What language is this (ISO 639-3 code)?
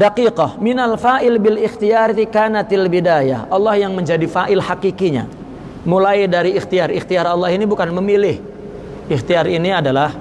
ind